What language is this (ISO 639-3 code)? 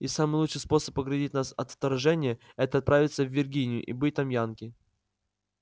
rus